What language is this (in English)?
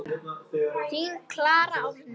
Icelandic